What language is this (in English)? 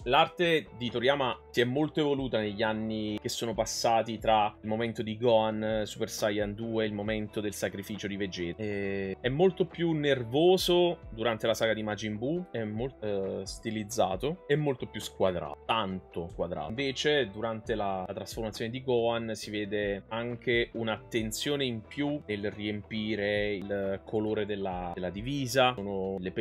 Italian